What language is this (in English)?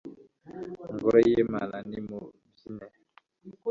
Kinyarwanda